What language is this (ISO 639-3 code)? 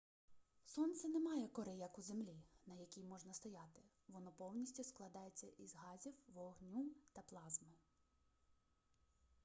ukr